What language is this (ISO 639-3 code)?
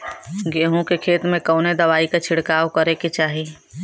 bho